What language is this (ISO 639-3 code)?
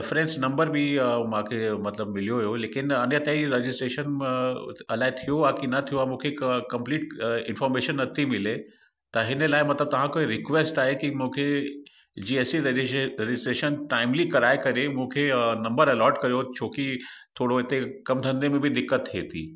snd